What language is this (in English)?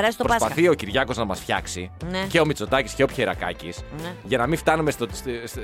Greek